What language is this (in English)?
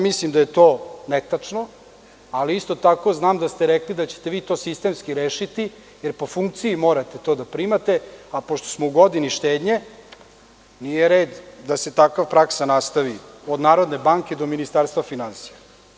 Serbian